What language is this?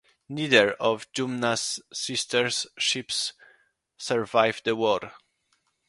English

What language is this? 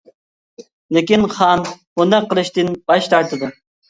Uyghur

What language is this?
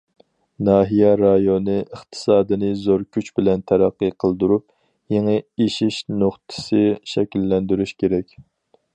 Uyghur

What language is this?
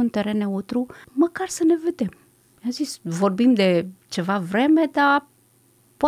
Romanian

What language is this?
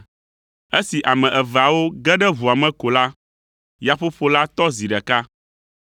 Ewe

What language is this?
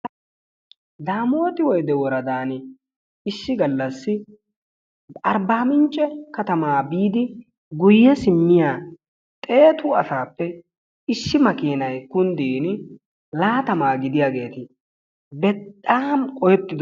Wolaytta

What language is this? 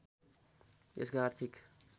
Nepali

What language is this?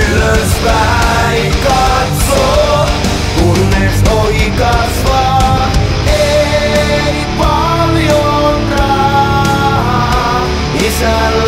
Finnish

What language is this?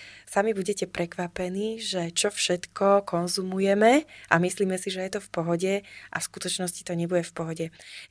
Slovak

